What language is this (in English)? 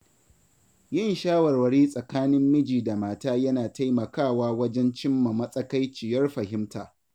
Hausa